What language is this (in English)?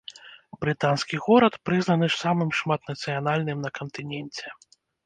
Belarusian